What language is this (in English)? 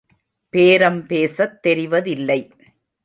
Tamil